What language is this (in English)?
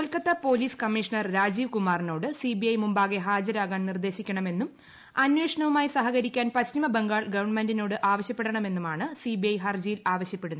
Malayalam